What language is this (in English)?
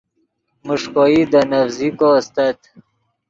Yidgha